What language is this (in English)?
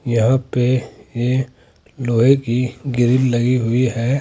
Hindi